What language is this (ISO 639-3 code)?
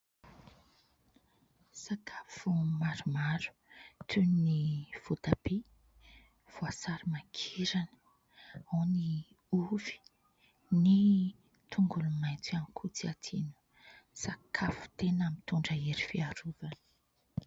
mlg